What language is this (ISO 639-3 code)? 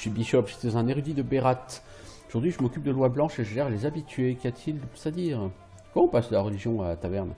fra